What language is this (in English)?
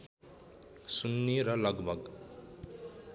Nepali